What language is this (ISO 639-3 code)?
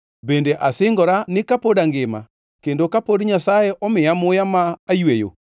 luo